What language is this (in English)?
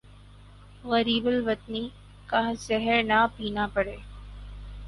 Urdu